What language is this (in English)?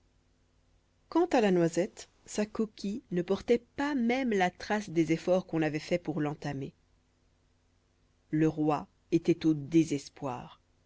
French